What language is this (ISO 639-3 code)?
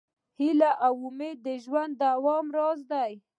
pus